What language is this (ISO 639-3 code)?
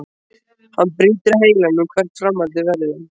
isl